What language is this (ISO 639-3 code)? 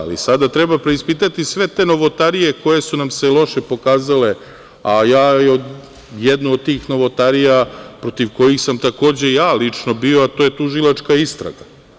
srp